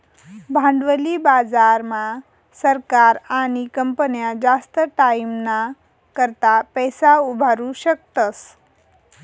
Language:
Marathi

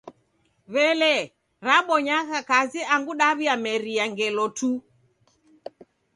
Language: Taita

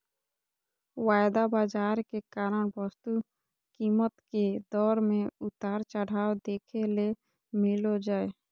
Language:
Magahi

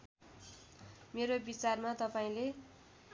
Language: Nepali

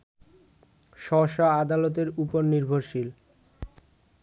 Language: Bangla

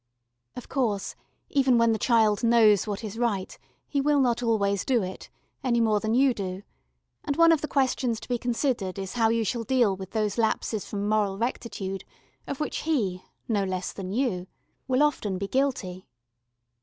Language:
English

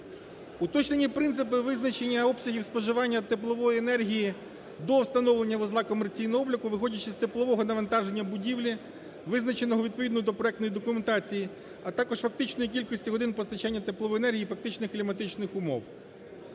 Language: Ukrainian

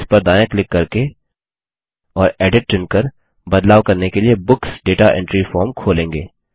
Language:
Hindi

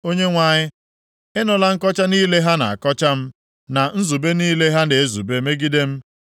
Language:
Igbo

